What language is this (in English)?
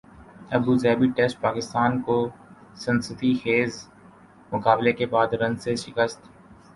Urdu